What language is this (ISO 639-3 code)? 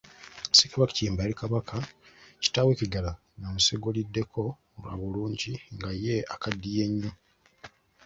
lug